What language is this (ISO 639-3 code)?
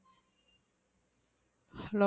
tam